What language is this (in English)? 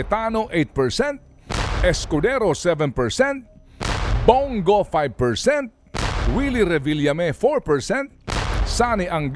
Filipino